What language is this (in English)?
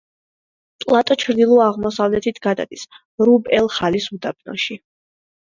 Georgian